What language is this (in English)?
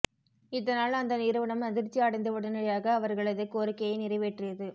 Tamil